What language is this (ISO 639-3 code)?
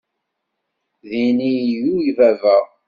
kab